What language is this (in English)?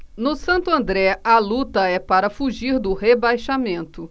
Portuguese